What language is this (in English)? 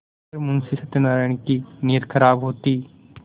Hindi